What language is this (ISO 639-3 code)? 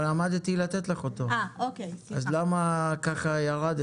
heb